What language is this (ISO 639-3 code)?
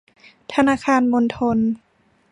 tha